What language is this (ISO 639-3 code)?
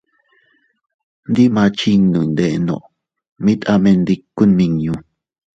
cut